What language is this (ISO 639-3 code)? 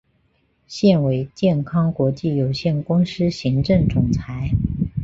zho